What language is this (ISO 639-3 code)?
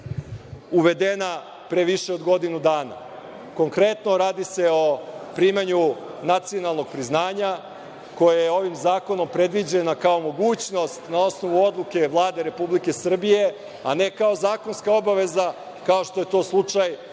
srp